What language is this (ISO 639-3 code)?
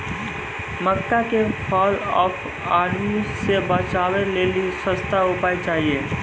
mai